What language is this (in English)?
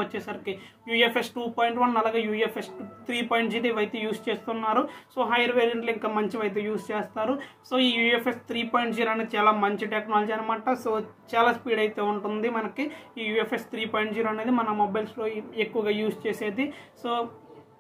Romanian